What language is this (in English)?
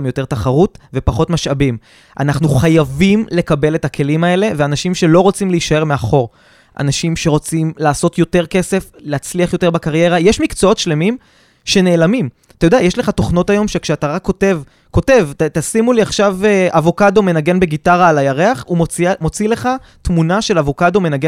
Hebrew